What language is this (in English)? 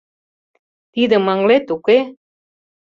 Mari